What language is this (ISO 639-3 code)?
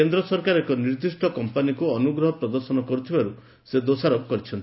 ori